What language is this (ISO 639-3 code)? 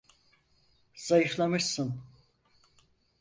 tur